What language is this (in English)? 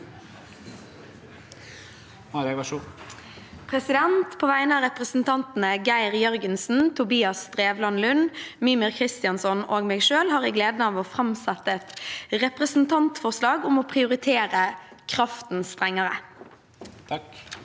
Norwegian